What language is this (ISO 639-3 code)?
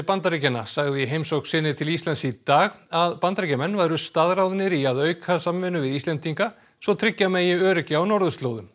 isl